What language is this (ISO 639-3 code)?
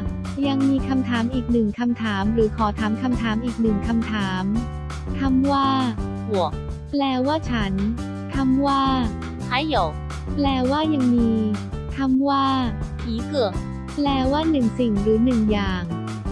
tha